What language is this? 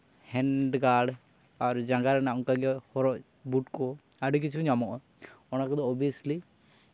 Santali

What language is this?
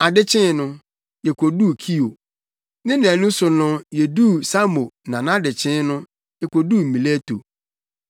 Akan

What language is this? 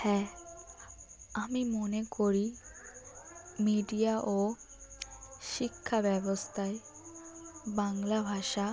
Bangla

